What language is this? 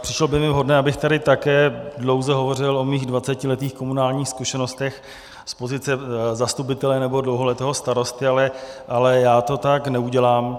Czech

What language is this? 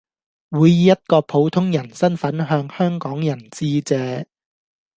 Cantonese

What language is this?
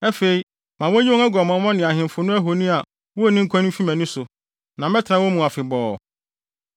Akan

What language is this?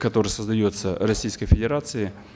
Kazakh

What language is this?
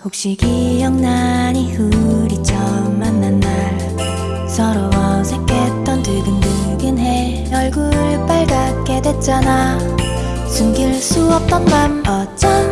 Korean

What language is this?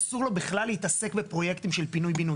Hebrew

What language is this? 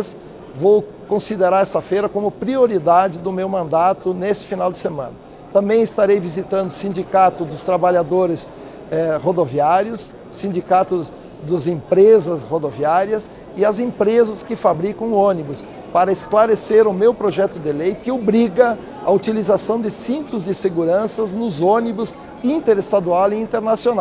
Portuguese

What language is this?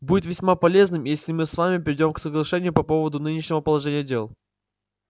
Russian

